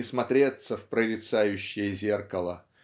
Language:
Russian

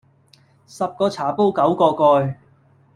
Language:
Cantonese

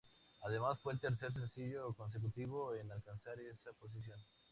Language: Spanish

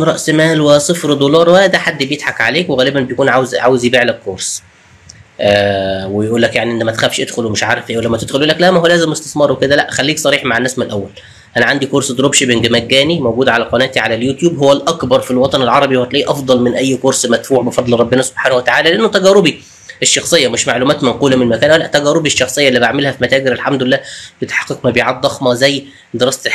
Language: Arabic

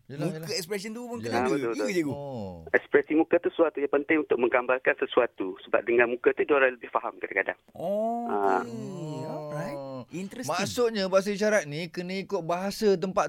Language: Malay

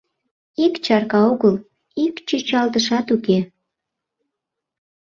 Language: Mari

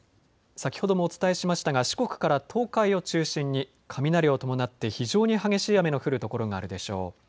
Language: Japanese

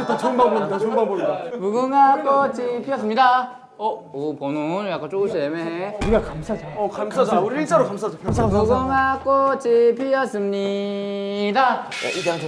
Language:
Korean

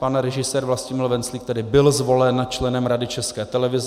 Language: Czech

